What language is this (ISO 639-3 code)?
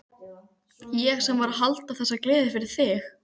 isl